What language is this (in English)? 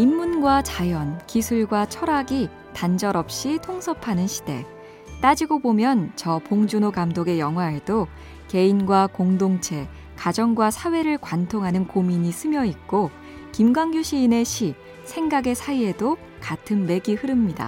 Korean